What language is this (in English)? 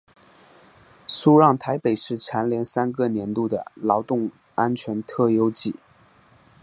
Chinese